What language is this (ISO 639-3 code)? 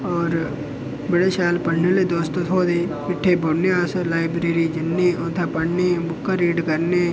doi